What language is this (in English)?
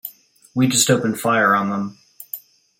English